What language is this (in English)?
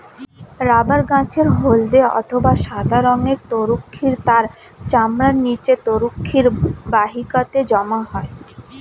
Bangla